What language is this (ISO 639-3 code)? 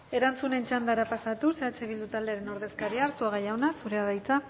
eus